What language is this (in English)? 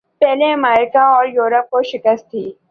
Urdu